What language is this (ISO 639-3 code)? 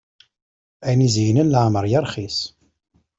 kab